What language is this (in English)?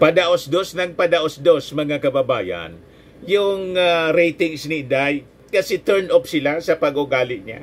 Filipino